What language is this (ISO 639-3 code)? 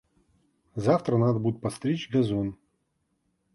rus